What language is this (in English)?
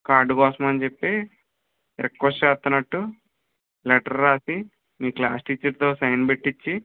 Telugu